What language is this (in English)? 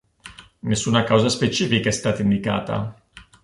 Italian